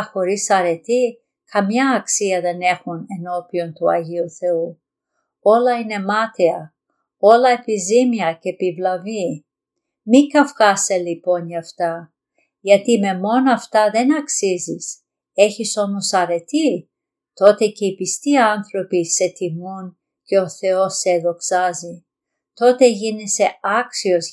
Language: Greek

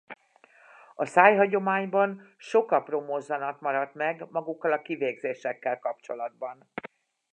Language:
Hungarian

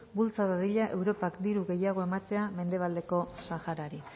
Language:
Basque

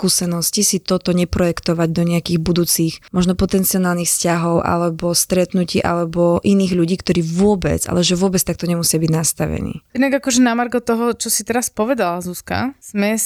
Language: Slovak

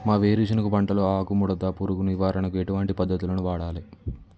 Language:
Telugu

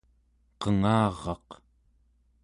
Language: Central Yupik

